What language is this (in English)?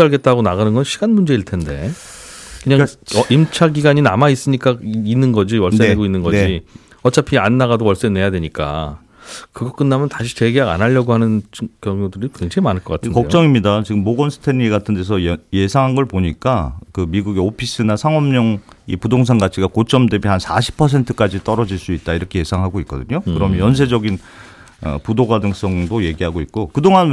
Korean